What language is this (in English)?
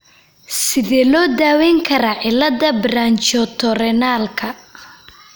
Somali